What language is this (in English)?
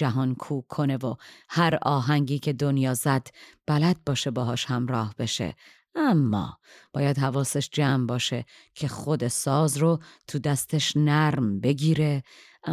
Persian